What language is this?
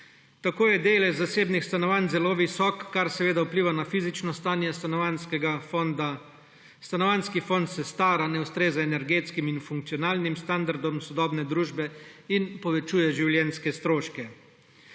Slovenian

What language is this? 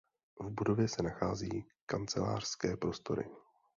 Czech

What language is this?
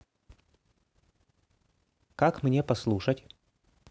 Russian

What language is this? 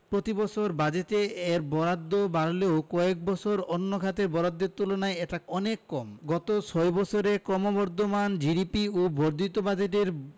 Bangla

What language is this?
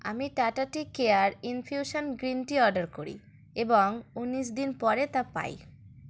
Bangla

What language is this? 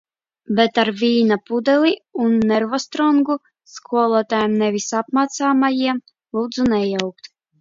Latvian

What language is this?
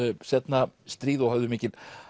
Icelandic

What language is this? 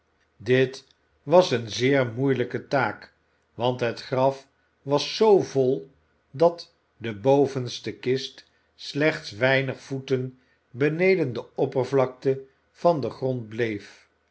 Dutch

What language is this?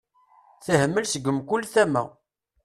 Kabyle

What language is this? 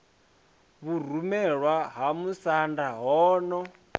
Venda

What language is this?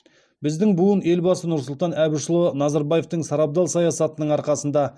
Kazakh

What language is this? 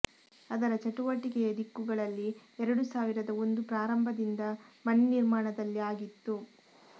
Kannada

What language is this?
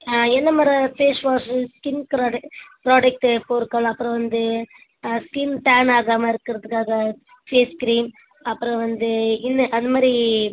Tamil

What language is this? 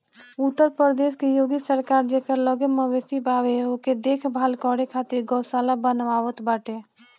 Bhojpuri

